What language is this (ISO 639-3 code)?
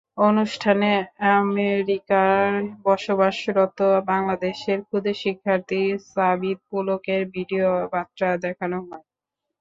ben